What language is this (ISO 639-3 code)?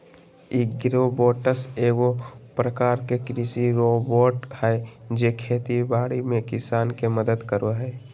mag